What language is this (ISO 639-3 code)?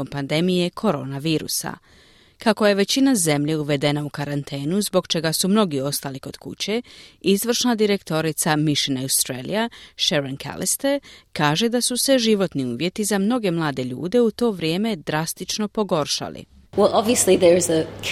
hrv